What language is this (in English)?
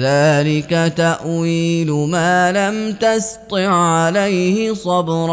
Arabic